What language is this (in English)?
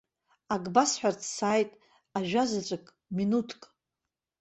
Abkhazian